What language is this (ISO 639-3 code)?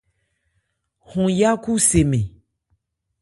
ebr